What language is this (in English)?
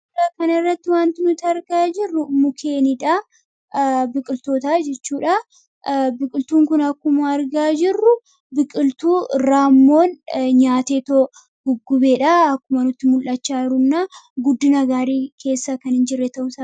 Oromo